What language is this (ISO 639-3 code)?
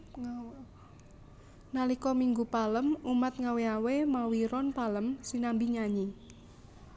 jav